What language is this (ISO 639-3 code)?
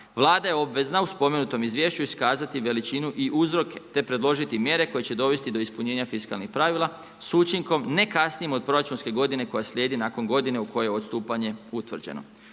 hrv